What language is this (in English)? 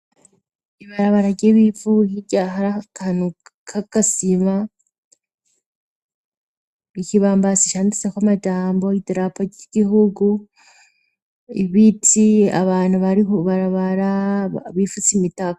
Rundi